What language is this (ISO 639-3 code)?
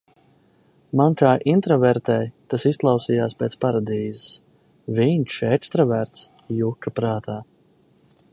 lav